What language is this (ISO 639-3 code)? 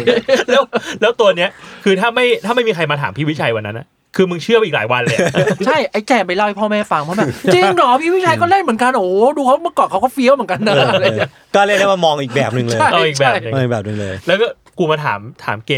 tha